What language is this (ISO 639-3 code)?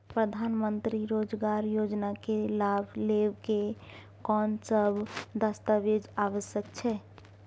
mai